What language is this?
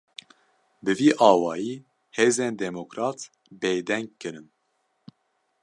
Kurdish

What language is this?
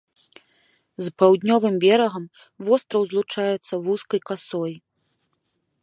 Belarusian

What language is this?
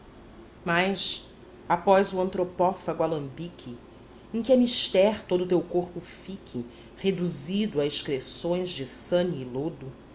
Portuguese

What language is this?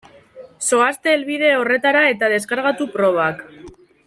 Basque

